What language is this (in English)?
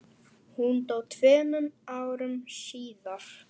Icelandic